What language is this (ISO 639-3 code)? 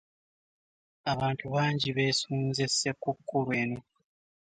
lug